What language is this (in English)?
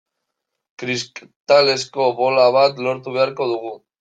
Basque